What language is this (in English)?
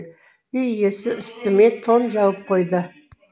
Kazakh